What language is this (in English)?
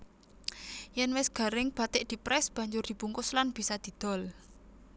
Javanese